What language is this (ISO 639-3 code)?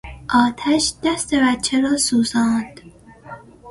fas